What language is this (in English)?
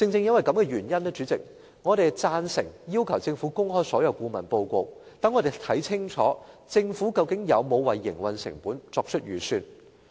Cantonese